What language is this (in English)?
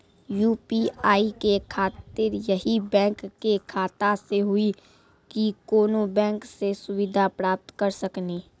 Maithili